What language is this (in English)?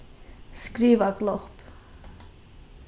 Faroese